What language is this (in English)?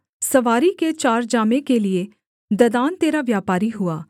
Hindi